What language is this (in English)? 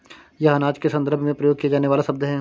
Hindi